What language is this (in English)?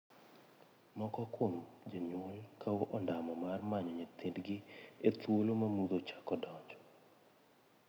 Luo (Kenya and Tanzania)